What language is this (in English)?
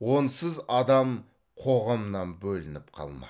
Kazakh